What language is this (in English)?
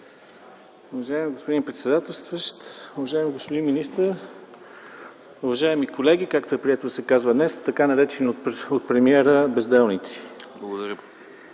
Bulgarian